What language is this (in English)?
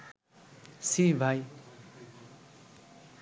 Bangla